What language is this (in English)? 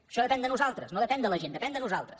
Catalan